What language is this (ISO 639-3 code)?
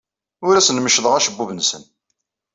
kab